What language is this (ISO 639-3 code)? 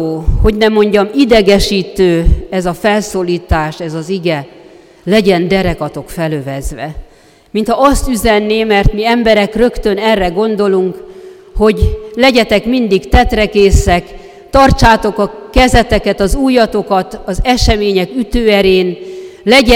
hun